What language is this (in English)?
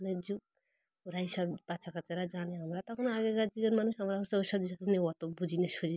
Bangla